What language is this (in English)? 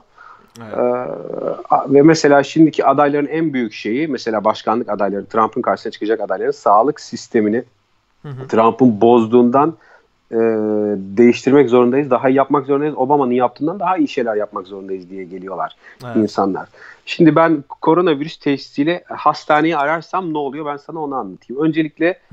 Turkish